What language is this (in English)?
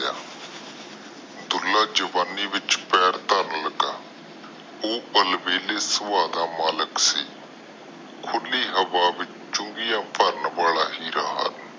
Punjabi